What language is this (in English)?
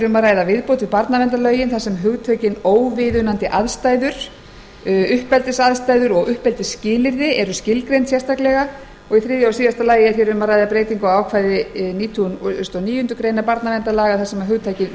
Icelandic